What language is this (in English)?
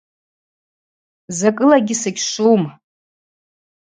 Abaza